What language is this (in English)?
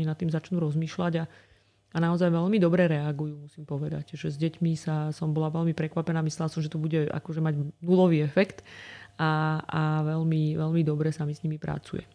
Slovak